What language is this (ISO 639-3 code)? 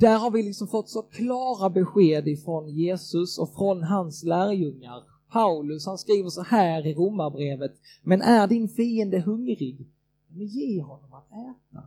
swe